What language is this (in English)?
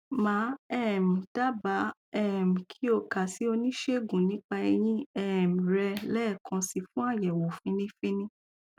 Yoruba